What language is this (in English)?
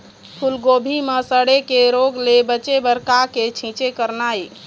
Chhattisgarhi